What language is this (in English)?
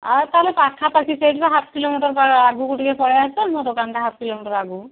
Odia